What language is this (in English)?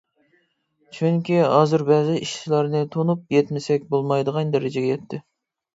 Uyghur